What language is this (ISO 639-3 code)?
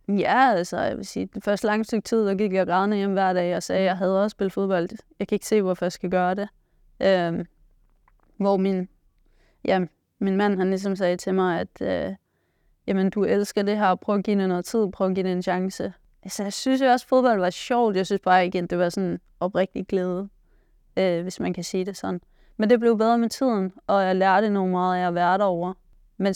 dan